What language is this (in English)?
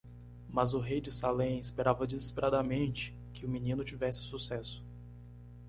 Portuguese